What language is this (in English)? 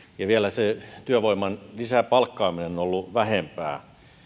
Finnish